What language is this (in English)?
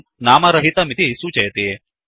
Sanskrit